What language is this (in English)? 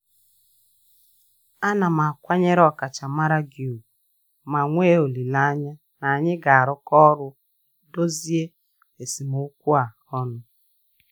Igbo